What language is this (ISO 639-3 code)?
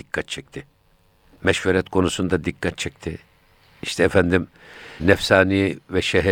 tur